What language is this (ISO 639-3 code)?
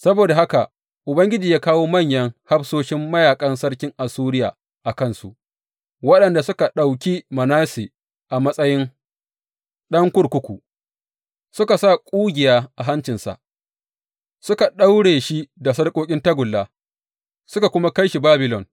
hau